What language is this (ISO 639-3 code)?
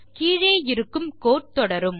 tam